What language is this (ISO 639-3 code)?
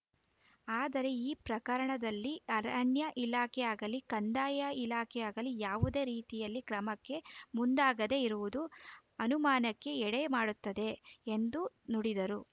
kan